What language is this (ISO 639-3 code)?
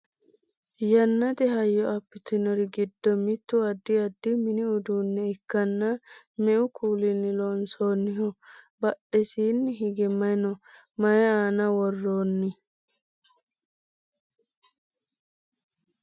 sid